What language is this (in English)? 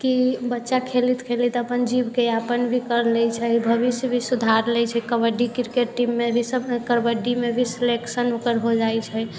Maithili